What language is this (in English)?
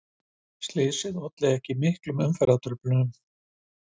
Icelandic